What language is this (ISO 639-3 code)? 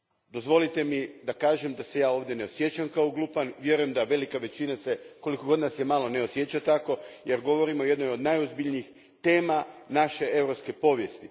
hrv